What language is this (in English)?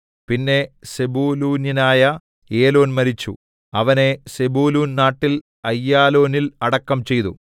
Malayalam